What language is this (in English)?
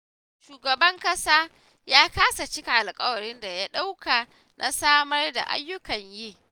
Hausa